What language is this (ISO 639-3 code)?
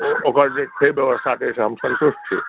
mai